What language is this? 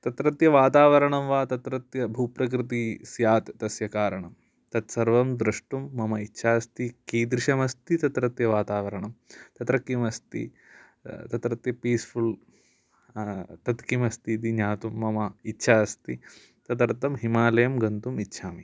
Sanskrit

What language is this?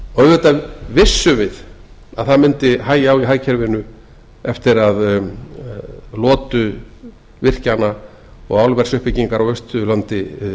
Icelandic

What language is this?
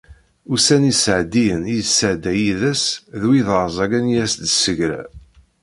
Kabyle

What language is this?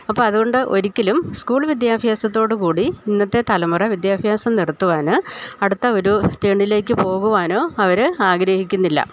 Malayalam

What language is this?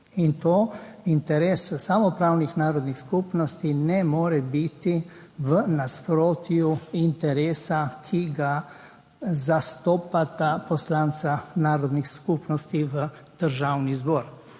Slovenian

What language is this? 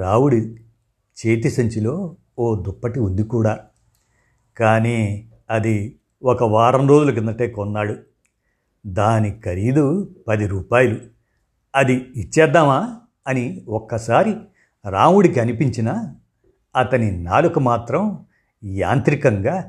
Telugu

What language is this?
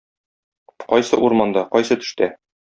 Tatar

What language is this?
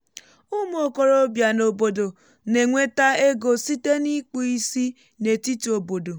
Igbo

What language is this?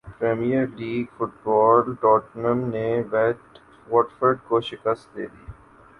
Urdu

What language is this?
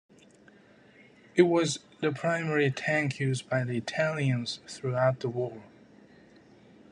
English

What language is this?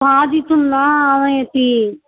Sanskrit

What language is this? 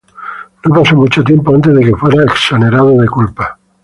Spanish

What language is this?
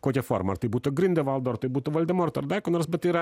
Lithuanian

